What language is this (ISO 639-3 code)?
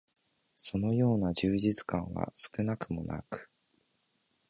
jpn